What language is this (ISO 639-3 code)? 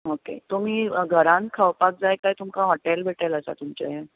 kok